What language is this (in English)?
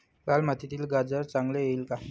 Marathi